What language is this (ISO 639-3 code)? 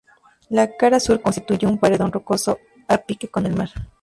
spa